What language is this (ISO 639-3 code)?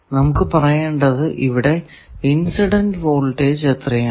mal